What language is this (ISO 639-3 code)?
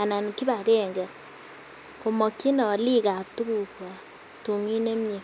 kln